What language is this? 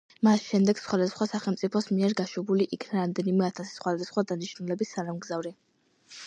Georgian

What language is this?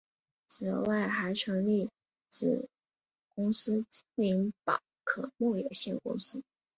Chinese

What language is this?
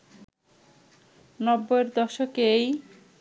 Bangla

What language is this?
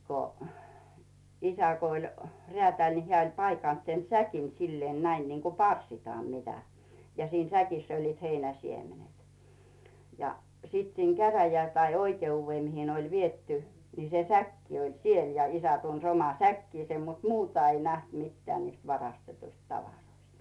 Finnish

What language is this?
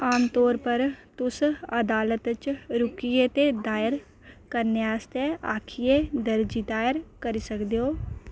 Dogri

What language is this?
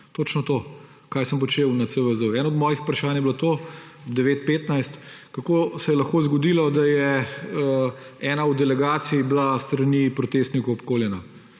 Slovenian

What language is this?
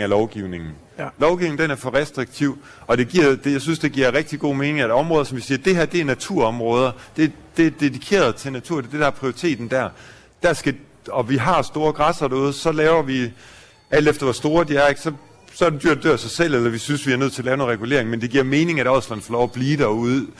Danish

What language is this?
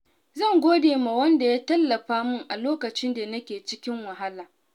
Hausa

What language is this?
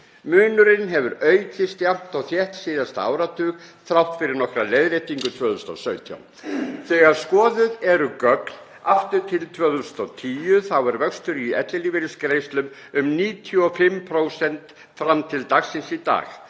Icelandic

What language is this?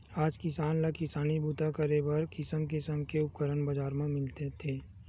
Chhattisgarhi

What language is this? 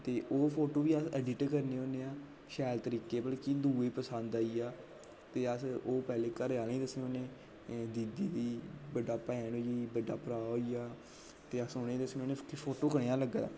Dogri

